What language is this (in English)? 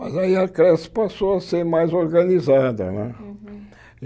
Portuguese